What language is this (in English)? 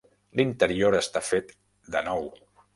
Catalan